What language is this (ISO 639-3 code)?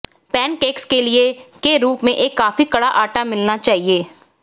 hin